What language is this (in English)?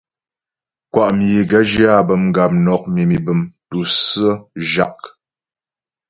Ghomala